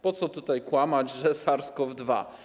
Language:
Polish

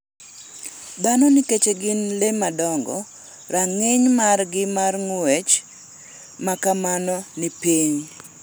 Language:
Luo (Kenya and Tanzania)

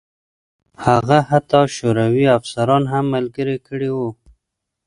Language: Pashto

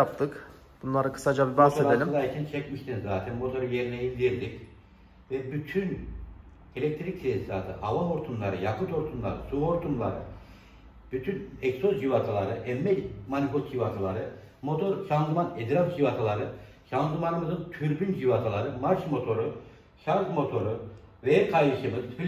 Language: Turkish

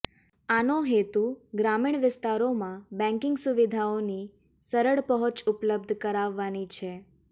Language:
Gujarati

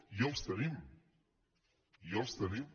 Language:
Catalan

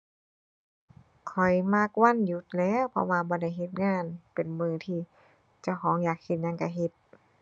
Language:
Thai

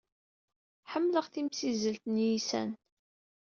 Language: Kabyle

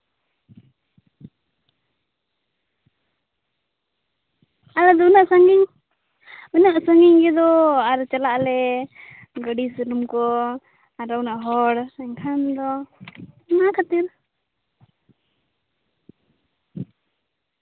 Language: Santali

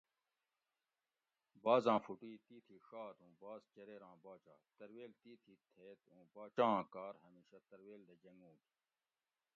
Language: Gawri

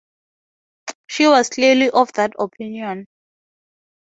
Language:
English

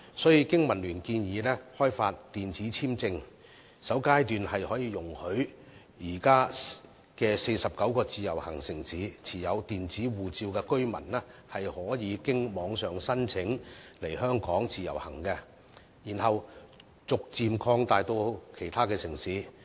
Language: Cantonese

